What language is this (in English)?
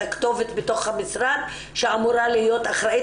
Hebrew